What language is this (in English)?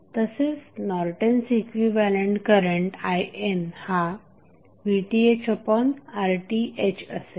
Marathi